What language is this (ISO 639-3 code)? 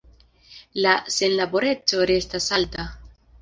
epo